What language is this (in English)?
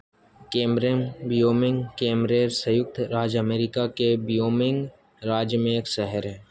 Hindi